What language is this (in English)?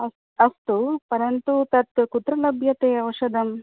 Sanskrit